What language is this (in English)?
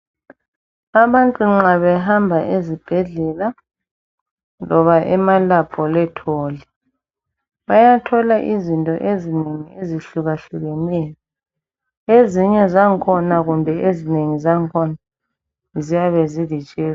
North Ndebele